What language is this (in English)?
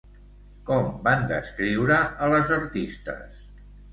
Catalan